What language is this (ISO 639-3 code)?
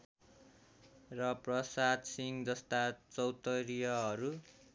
nep